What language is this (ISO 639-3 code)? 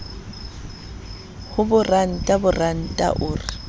sot